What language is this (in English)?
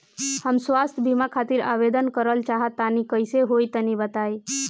Bhojpuri